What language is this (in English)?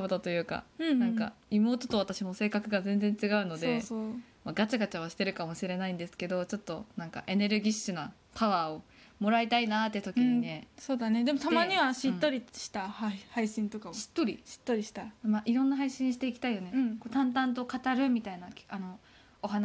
Japanese